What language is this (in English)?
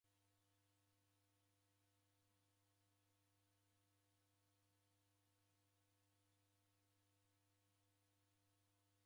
Taita